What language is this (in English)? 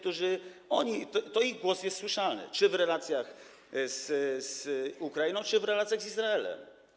Polish